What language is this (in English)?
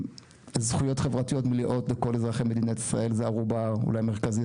Hebrew